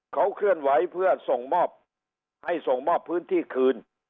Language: Thai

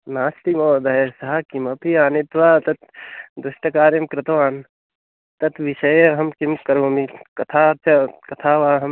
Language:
Sanskrit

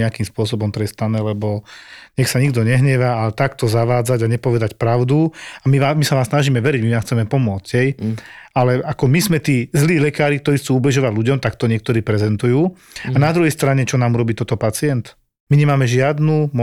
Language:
Slovak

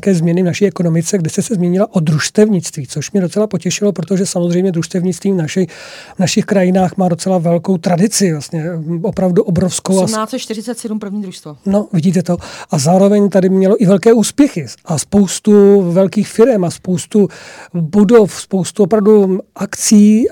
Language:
Czech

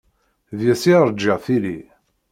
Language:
Kabyle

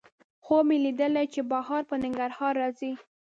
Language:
Pashto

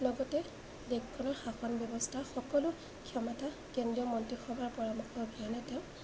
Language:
Assamese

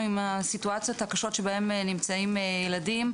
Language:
Hebrew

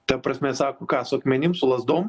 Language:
Lithuanian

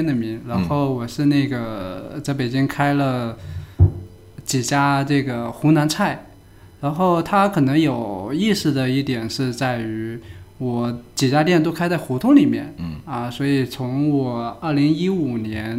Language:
Chinese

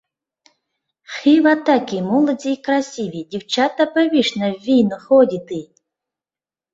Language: Mari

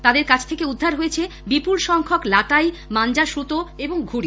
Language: Bangla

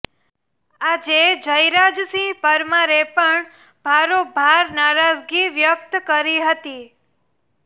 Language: Gujarati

